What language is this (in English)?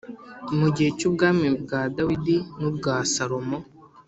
Kinyarwanda